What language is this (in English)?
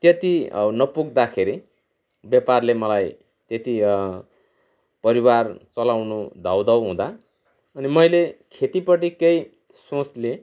Nepali